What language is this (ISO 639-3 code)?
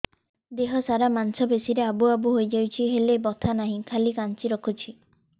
ori